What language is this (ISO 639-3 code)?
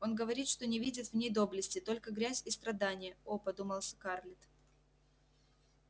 rus